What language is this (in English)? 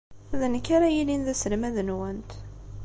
Kabyle